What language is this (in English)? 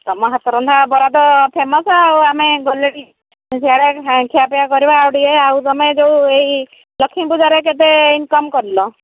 Odia